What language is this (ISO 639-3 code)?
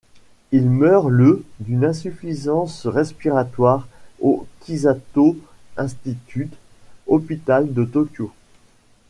fra